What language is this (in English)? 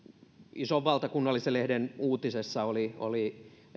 Finnish